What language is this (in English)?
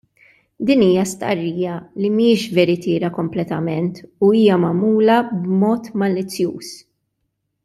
Maltese